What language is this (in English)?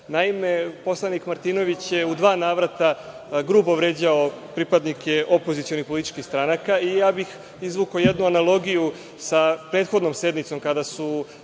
Serbian